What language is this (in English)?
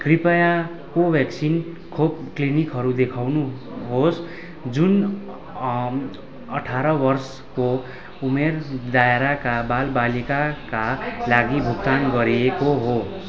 Nepali